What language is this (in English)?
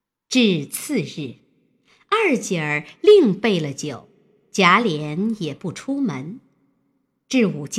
Chinese